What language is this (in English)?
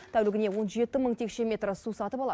Kazakh